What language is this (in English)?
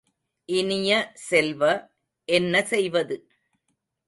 Tamil